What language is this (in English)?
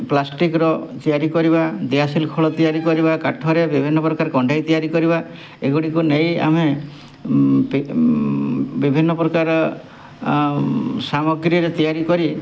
Odia